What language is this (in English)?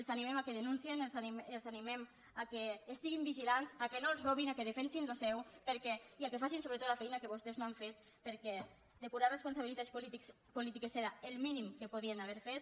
Catalan